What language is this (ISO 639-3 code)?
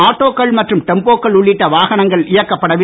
tam